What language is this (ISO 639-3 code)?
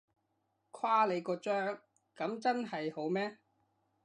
yue